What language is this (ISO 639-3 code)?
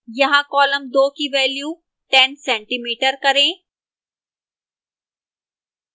hin